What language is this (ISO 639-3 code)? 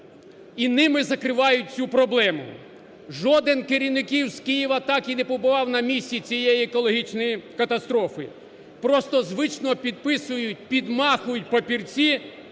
ukr